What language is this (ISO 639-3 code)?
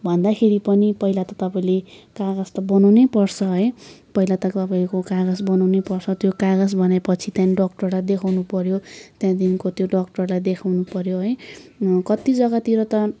nep